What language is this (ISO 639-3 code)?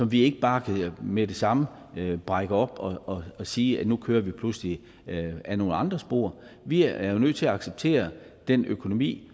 dan